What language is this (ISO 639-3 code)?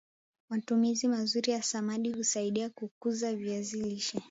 swa